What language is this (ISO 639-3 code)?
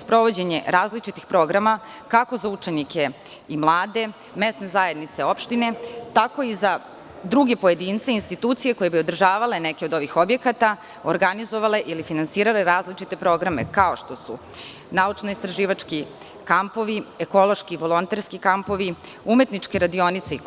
srp